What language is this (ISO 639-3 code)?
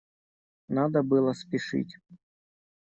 rus